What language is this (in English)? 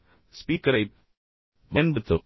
Tamil